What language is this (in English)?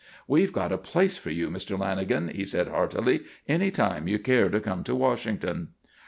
English